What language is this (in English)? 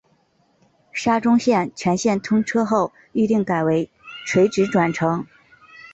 Chinese